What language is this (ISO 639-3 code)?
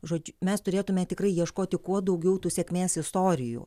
lit